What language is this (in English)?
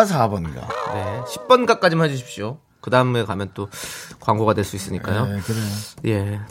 Korean